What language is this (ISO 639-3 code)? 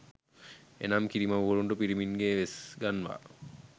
sin